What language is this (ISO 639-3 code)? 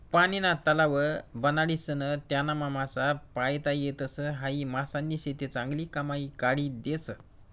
mar